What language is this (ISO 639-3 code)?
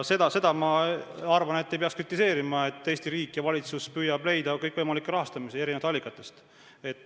est